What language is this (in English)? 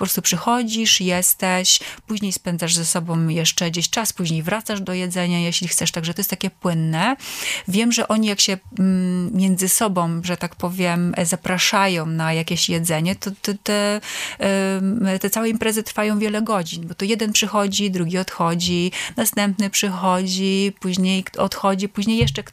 Polish